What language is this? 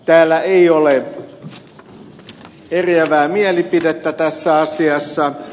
Finnish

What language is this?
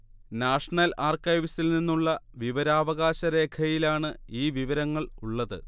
Malayalam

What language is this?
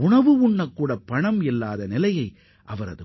Tamil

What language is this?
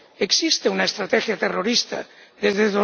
Spanish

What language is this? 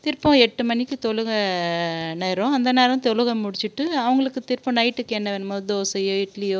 Tamil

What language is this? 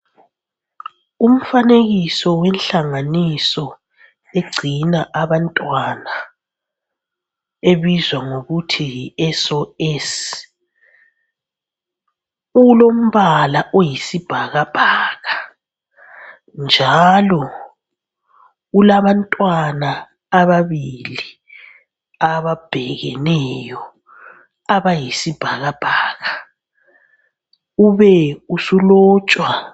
North Ndebele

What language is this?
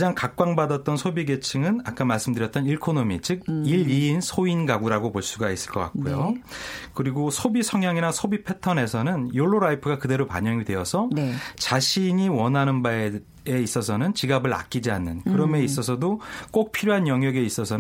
Korean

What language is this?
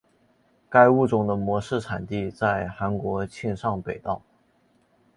Chinese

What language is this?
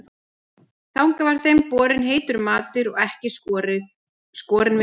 Icelandic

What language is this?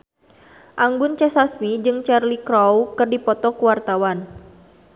Sundanese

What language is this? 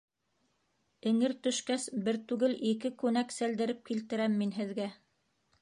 Bashkir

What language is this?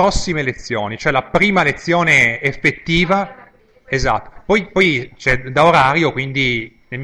Italian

